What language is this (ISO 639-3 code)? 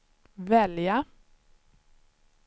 swe